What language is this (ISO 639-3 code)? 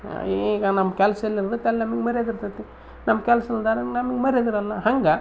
kan